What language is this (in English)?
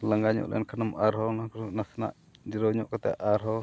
Santali